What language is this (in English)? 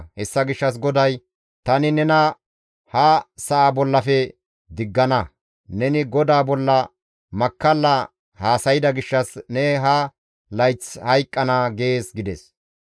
Gamo